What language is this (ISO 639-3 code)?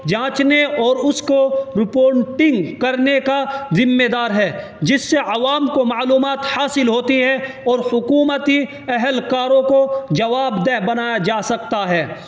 urd